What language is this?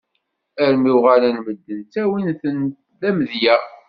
Kabyle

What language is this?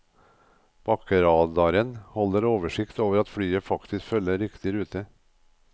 Norwegian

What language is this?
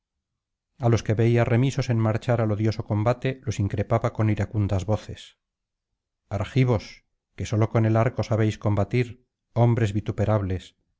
Spanish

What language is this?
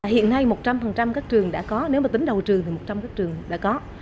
Vietnamese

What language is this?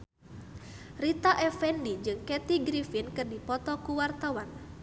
Sundanese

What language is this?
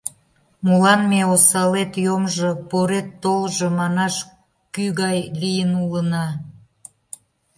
Mari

